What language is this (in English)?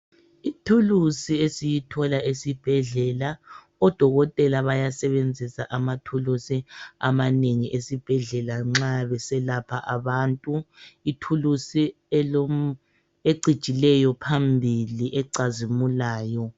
North Ndebele